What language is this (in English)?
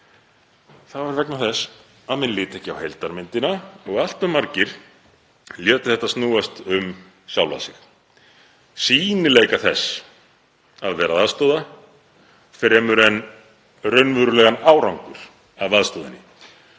Icelandic